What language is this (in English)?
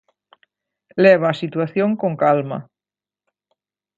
Galician